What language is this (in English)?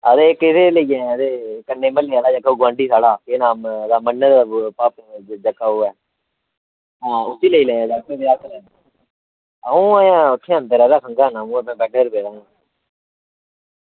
Dogri